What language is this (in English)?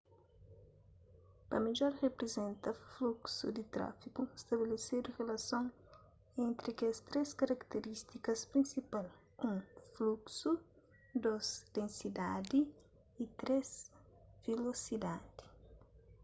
Kabuverdianu